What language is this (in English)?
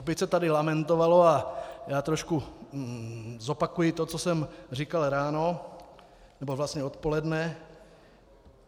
Czech